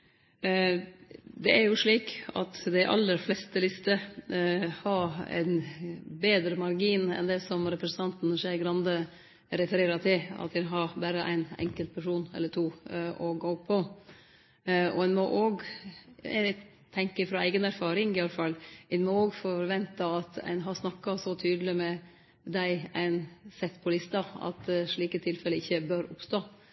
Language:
Norwegian Nynorsk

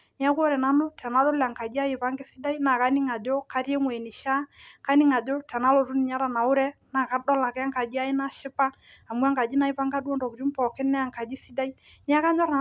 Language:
Masai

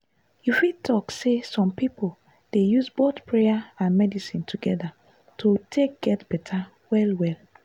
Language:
Nigerian Pidgin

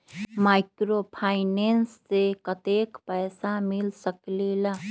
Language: Magahi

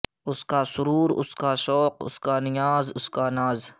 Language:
Urdu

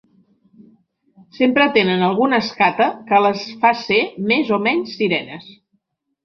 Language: Catalan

